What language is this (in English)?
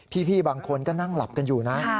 Thai